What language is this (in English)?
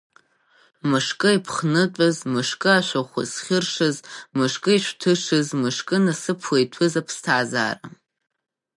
Abkhazian